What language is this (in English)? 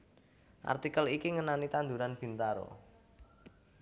Javanese